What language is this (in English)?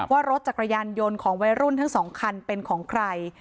Thai